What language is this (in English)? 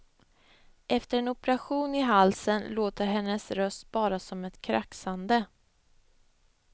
Swedish